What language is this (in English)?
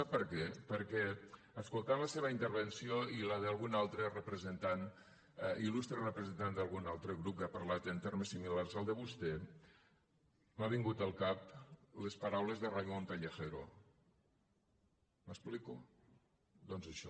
Catalan